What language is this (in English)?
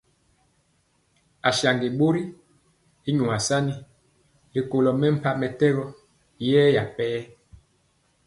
Mpiemo